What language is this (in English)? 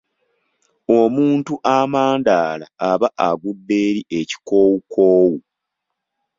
Ganda